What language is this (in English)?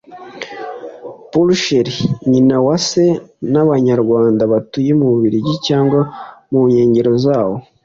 Kinyarwanda